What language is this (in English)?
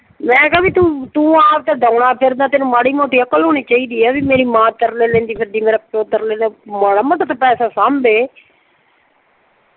Punjabi